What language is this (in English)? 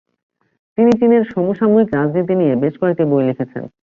Bangla